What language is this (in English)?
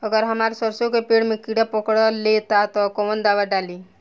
Bhojpuri